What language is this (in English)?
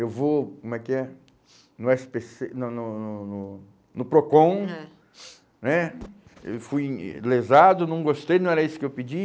Portuguese